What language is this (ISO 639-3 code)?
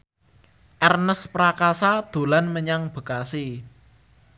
jav